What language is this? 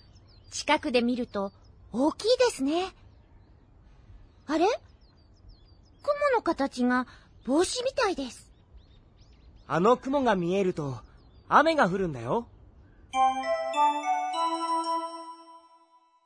Swahili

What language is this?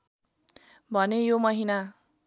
Nepali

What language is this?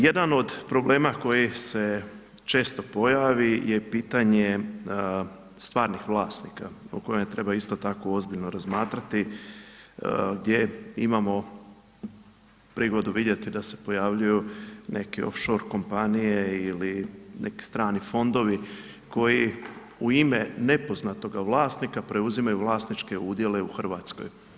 Croatian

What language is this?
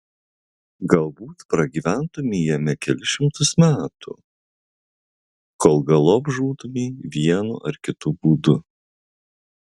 Lithuanian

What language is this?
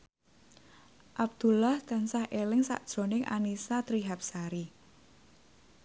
Javanese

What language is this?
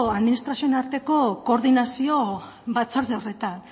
Basque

